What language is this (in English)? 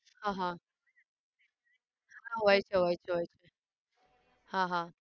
Gujarati